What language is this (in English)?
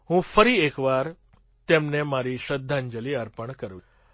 Gujarati